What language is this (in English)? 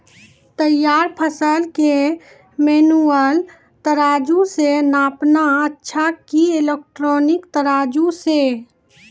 Maithili